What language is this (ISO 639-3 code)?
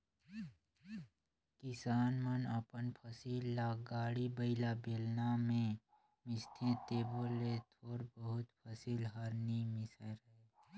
hne